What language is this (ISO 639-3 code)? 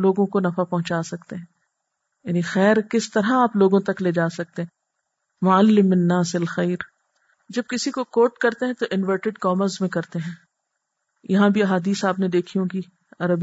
urd